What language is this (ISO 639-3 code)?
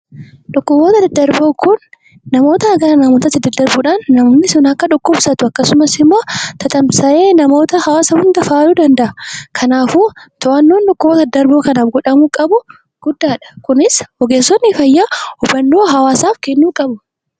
orm